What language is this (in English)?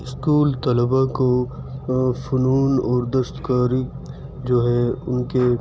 Urdu